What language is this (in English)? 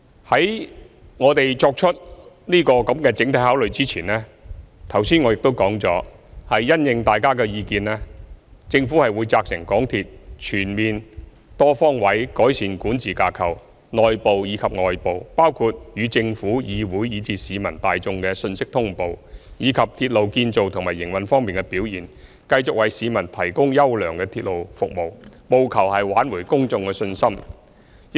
Cantonese